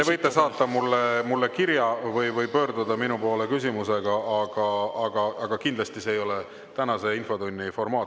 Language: Estonian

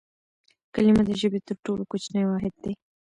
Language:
Pashto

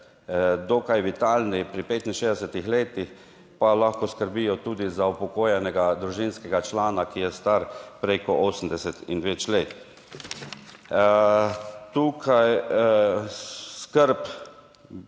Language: Slovenian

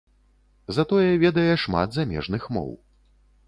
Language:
Belarusian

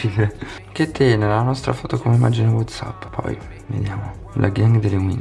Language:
Italian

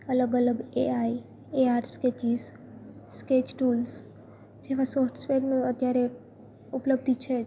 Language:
Gujarati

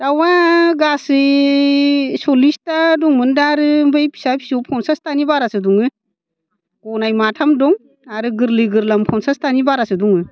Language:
Bodo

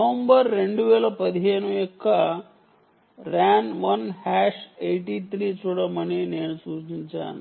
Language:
Telugu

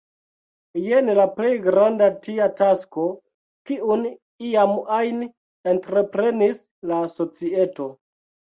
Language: Esperanto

